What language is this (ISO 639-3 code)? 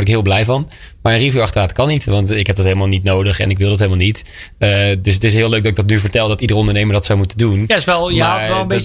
nld